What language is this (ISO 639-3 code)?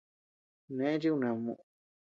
cux